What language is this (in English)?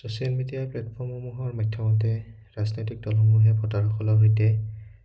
Assamese